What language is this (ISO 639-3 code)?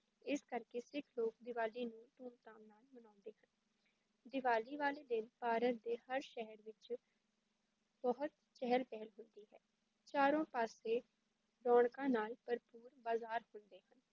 pan